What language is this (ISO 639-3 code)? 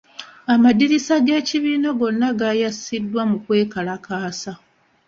lug